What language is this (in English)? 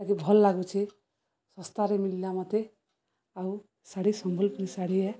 Odia